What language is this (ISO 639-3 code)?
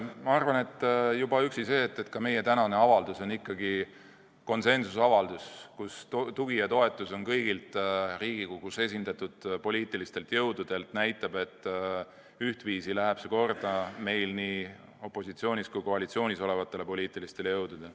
est